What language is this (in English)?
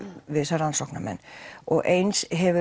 Icelandic